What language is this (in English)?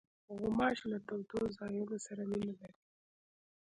Pashto